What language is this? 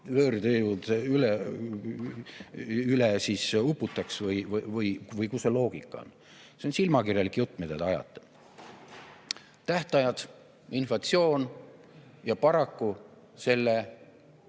Estonian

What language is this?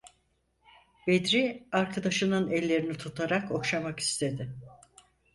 Turkish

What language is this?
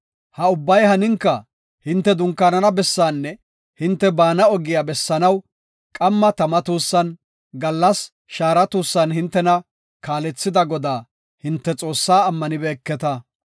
Gofa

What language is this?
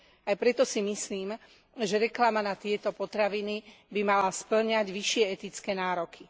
Slovak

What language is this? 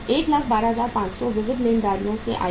Hindi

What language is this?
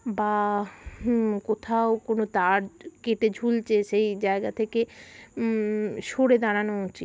Bangla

